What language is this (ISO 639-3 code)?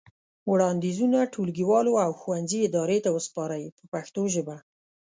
pus